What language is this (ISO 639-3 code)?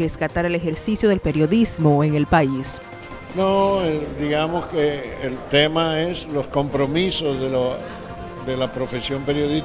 spa